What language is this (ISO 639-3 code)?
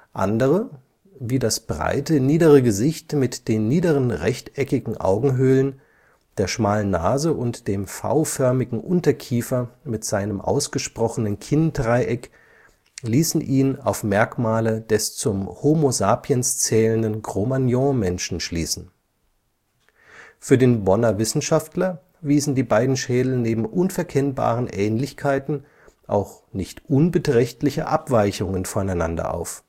deu